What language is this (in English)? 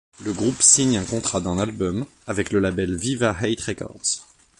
French